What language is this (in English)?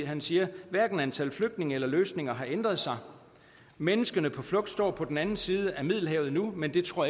Danish